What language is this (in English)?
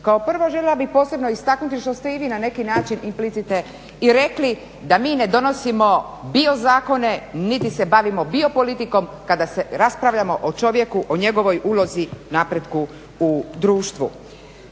Croatian